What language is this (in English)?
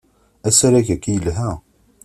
Kabyle